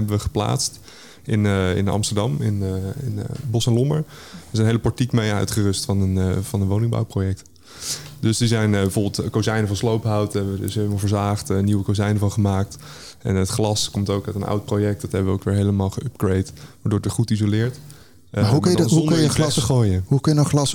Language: Dutch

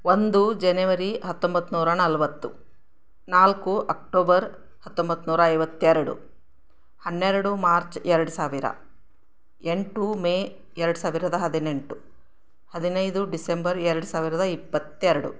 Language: Kannada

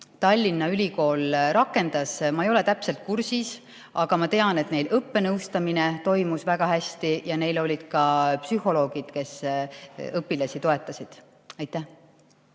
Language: Estonian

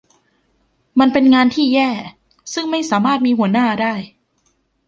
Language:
Thai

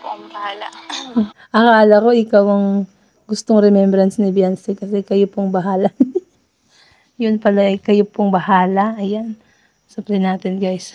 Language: Filipino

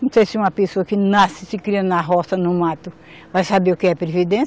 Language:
Portuguese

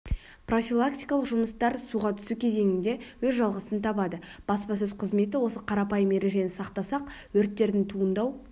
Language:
Kazakh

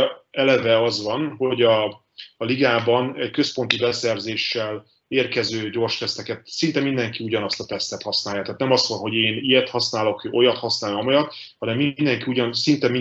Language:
Hungarian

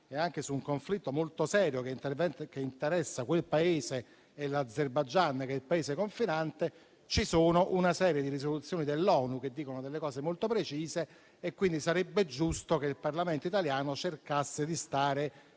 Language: Italian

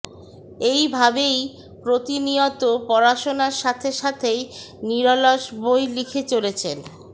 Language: Bangla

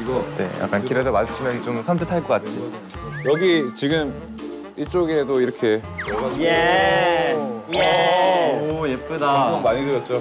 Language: Korean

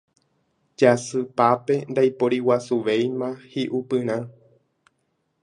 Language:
Guarani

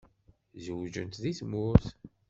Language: Kabyle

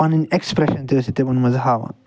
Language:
Kashmiri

